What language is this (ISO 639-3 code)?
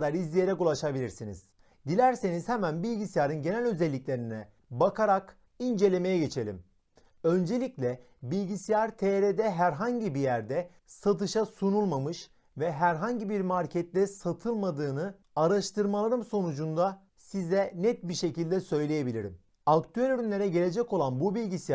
tur